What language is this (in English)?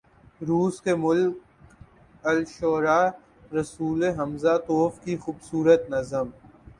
Urdu